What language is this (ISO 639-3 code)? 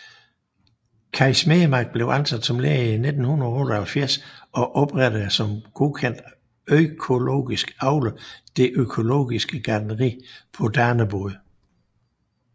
dan